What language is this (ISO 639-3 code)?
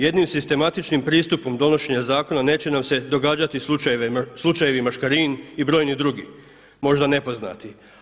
hrv